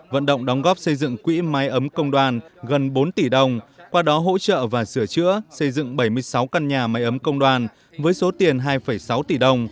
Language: Vietnamese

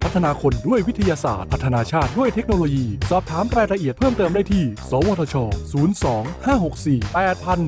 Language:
Thai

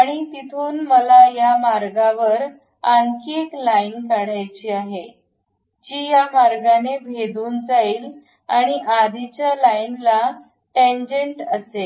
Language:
Marathi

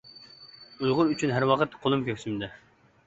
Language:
Uyghur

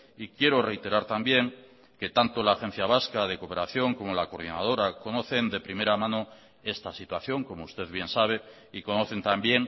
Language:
Spanish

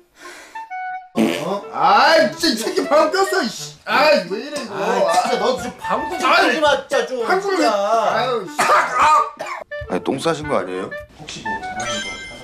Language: Korean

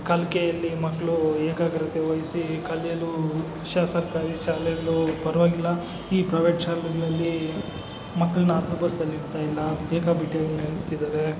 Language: Kannada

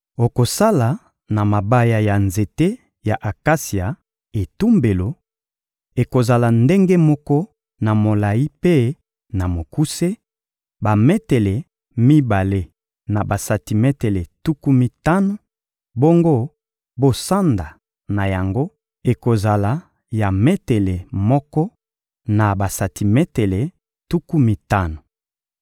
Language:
Lingala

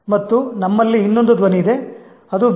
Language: Kannada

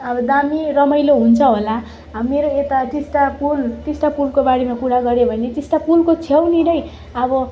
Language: Nepali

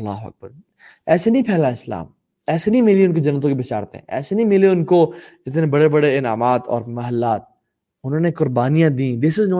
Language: Urdu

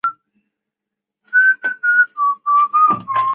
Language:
Chinese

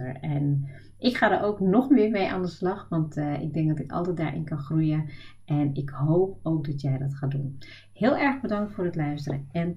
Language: Dutch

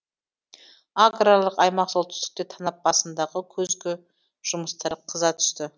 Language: Kazakh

